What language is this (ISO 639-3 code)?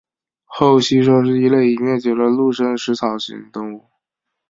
zho